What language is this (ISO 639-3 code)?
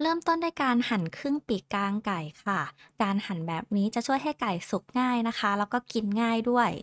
tha